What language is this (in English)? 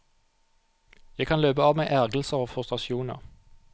Norwegian